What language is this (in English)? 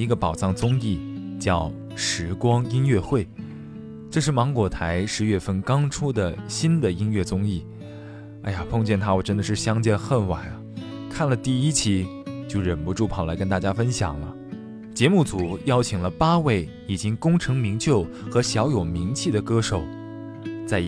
Chinese